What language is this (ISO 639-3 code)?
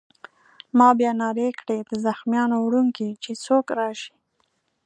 pus